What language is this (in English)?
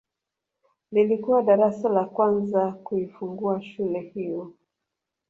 Swahili